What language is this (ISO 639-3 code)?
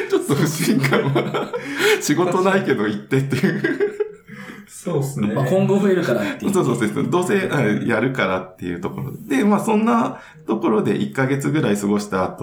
jpn